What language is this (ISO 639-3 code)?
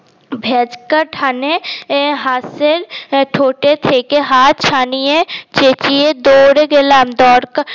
ben